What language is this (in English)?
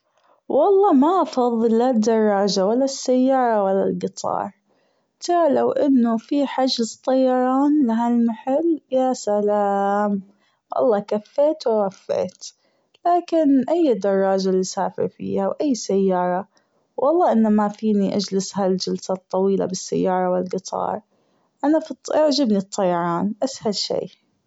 Gulf Arabic